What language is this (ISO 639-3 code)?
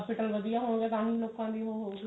pan